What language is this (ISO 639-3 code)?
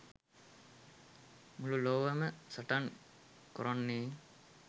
sin